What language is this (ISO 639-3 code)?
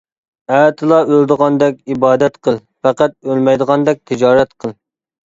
uig